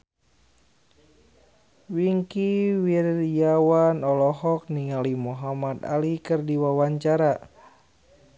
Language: Sundanese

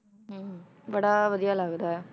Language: Punjabi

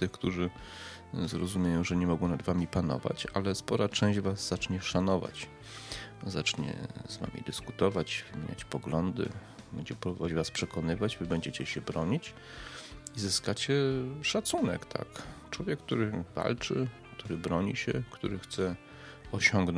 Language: Polish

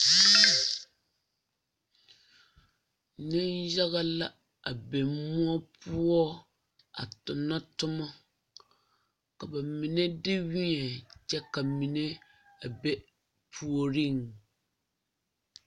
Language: Southern Dagaare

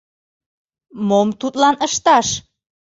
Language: Mari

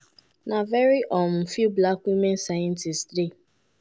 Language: Nigerian Pidgin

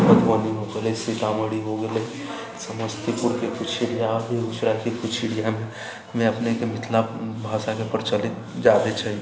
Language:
Maithili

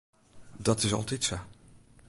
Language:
Western Frisian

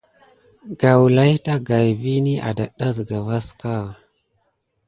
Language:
Gidar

